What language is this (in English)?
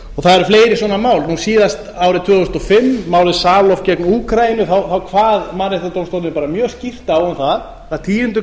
Icelandic